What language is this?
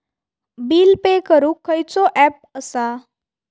Marathi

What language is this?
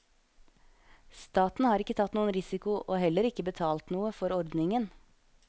Norwegian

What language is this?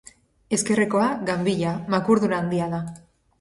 Basque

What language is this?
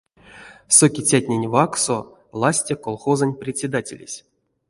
Erzya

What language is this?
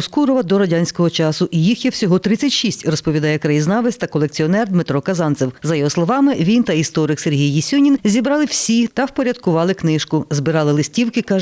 Ukrainian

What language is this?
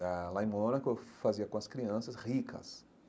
Portuguese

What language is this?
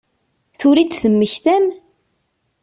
Kabyle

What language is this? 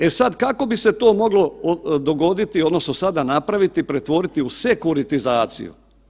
Croatian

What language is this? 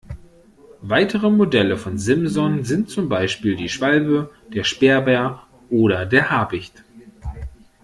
German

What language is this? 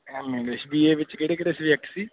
Punjabi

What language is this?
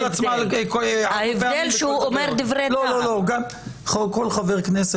Hebrew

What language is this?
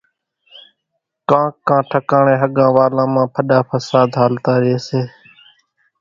Kachi Koli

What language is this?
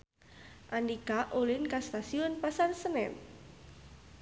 Sundanese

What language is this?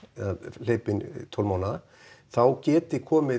Icelandic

